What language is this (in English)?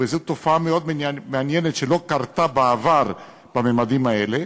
Hebrew